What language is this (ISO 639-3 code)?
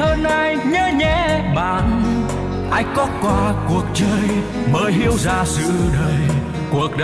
vie